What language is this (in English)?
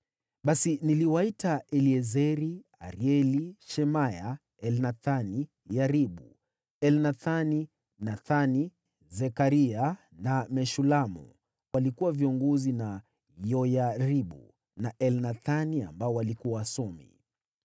Swahili